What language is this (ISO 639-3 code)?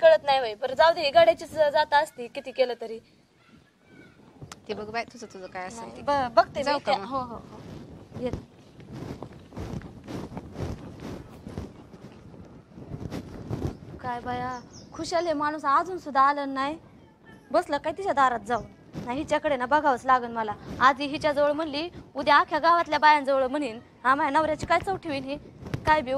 ron